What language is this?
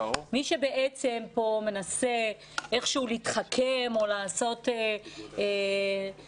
Hebrew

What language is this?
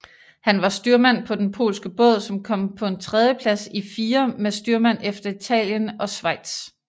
Danish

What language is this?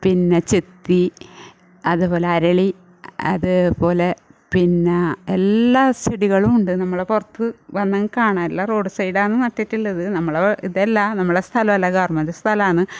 Malayalam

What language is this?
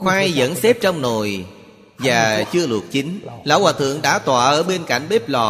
Vietnamese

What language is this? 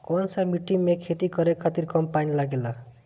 Bhojpuri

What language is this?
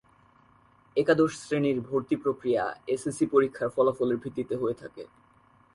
Bangla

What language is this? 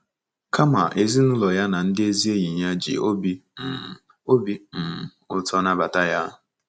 Igbo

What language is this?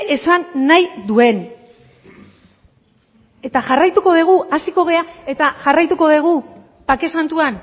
Basque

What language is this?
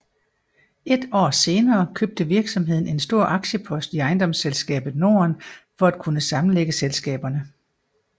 Danish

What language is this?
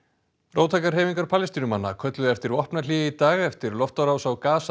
Icelandic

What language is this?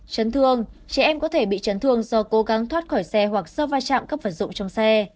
Vietnamese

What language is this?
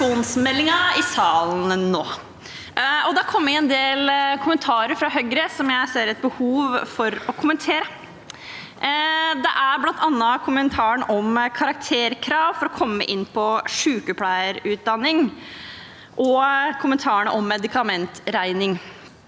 Norwegian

